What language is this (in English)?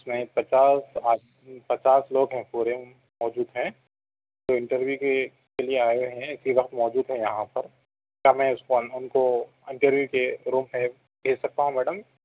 Urdu